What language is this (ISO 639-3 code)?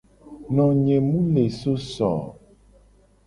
gej